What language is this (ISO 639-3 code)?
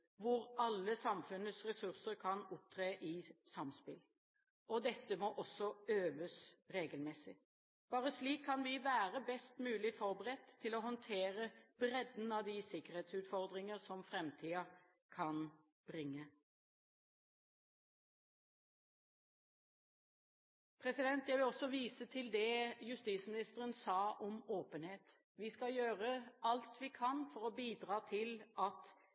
nob